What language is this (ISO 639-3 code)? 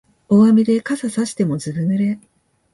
jpn